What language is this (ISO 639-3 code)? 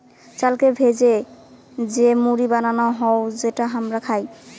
ben